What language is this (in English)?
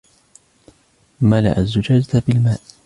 Arabic